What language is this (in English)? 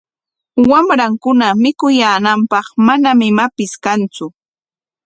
Corongo Ancash Quechua